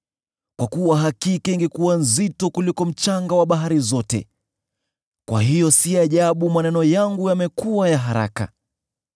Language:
Swahili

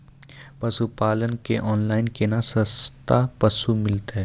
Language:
Maithili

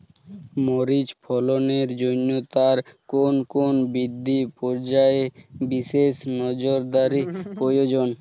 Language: Bangla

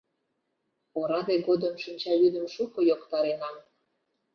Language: Mari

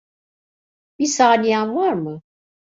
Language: Turkish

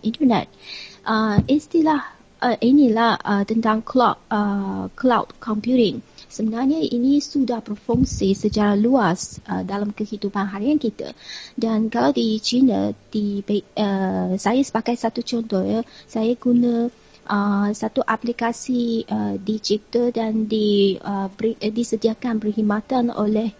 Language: Malay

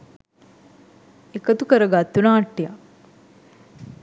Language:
Sinhala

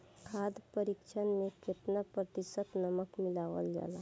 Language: Bhojpuri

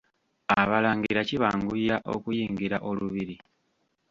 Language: Ganda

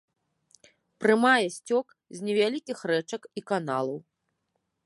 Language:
Belarusian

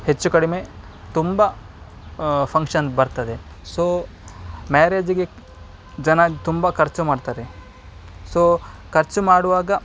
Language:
Kannada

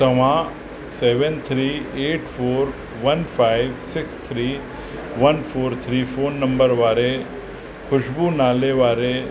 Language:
Sindhi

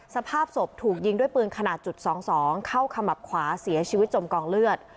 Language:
Thai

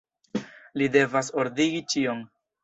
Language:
Esperanto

